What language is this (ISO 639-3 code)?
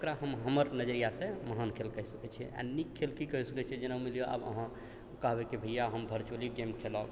mai